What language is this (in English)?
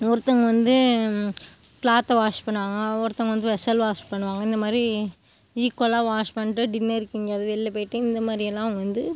Tamil